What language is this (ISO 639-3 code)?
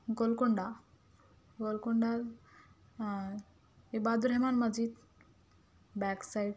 urd